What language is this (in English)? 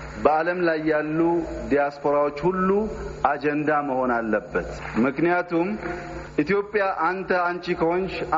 Amharic